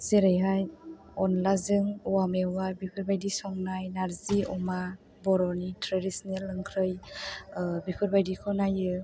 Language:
Bodo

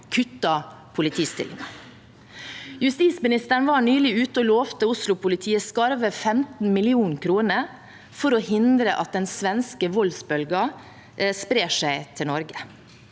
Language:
Norwegian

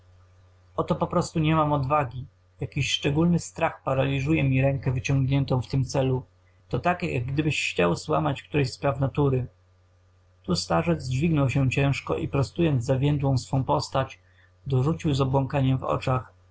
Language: Polish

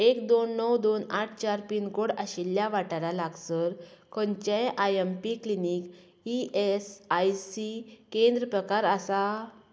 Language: Konkani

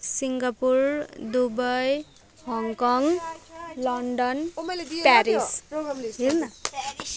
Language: Nepali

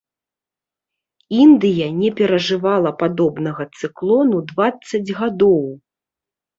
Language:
Belarusian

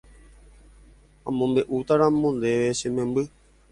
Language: Guarani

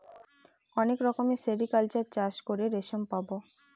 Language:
Bangla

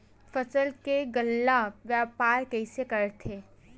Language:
Chhattisgarhi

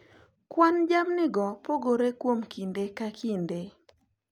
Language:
Luo (Kenya and Tanzania)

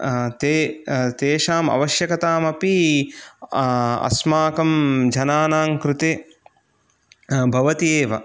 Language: Sanskrit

